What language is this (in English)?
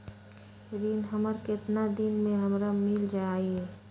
Magahi